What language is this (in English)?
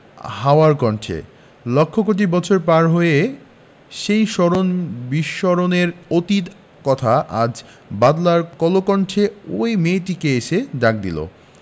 Bangla